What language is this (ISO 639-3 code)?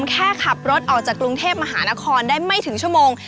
tha